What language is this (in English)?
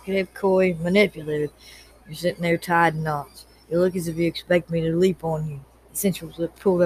English